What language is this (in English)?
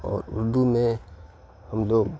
Urdu